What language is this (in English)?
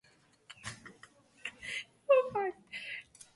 Slovenian